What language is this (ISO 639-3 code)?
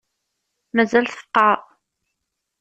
kab